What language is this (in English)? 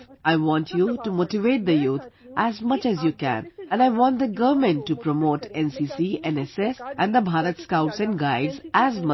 English